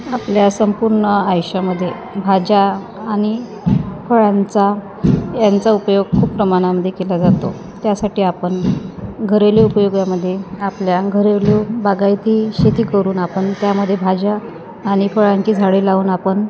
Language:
Marathi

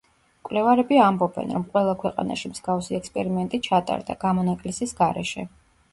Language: Georgian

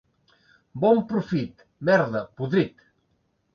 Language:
Catalan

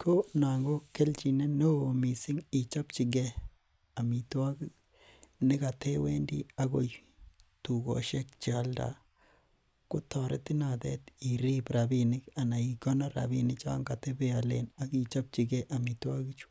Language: Kalenjin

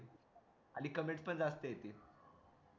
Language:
Marathi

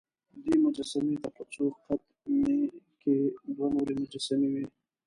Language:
Pashto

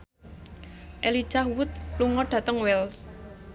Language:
Javanese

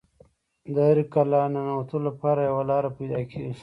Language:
Pashto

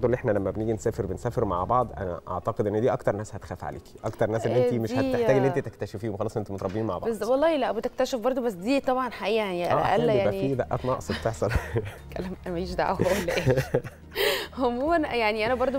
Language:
Arabic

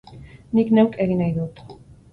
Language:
Basque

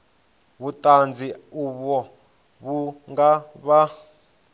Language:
Venda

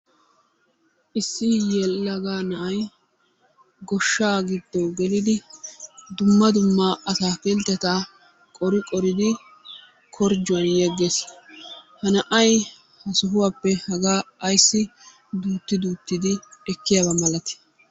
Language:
Wolaytta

